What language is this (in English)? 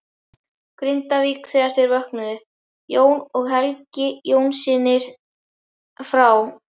Icelandic